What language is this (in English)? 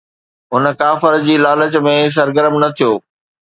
Sindhi